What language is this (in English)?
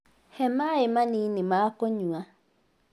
Kikuyu